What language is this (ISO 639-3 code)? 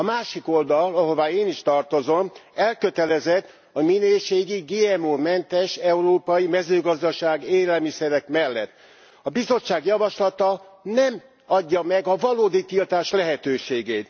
hun